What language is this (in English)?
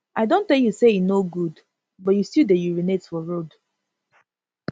Nigerian Pidgin